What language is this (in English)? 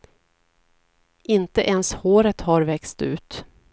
Swedish